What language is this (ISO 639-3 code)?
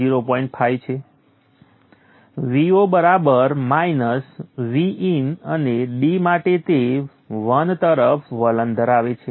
guj